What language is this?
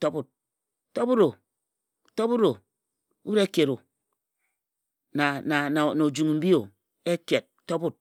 Ejagham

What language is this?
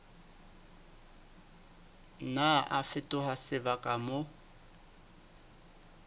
Southern Sotho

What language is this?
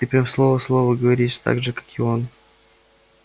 Russian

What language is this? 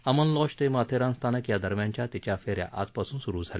Marathi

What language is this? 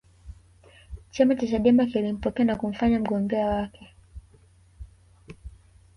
Swahili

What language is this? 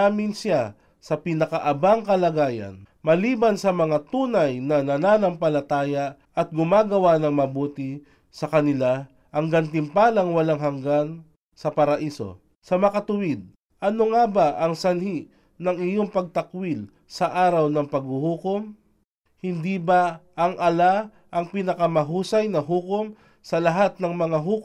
Filipino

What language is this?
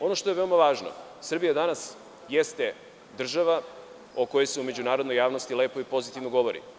Serbian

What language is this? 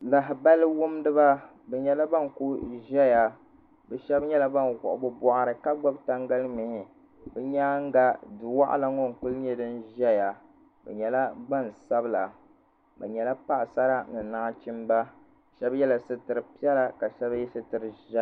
Dagbani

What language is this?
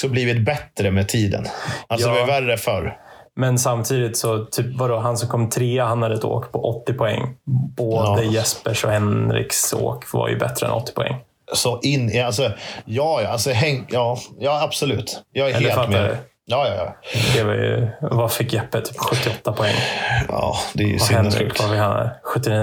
Swedish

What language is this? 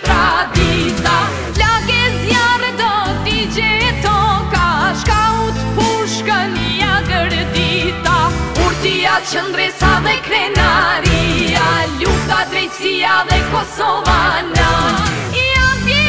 Romanian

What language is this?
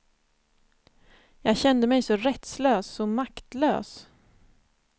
Swedish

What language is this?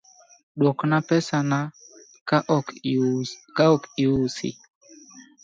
Luo (Kenya and Tanzania)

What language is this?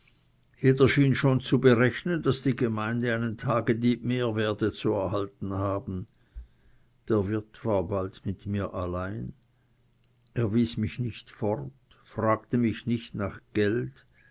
German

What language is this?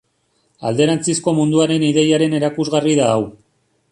Basque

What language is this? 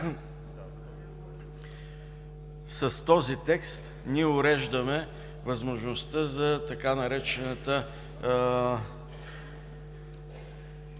Bulgarian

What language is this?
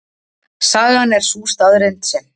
Icelandic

